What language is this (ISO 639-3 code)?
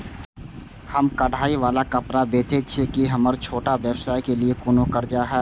mai